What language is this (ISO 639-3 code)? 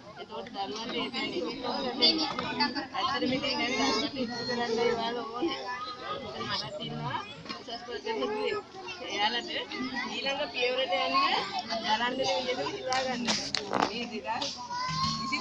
sin